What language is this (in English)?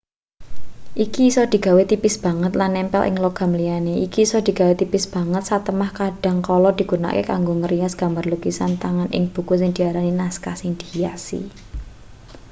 Javanese